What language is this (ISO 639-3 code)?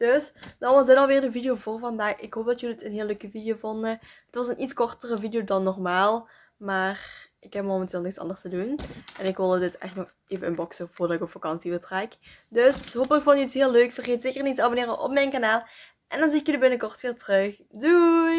nld